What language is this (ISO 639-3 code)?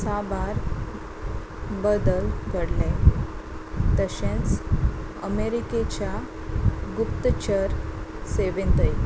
kok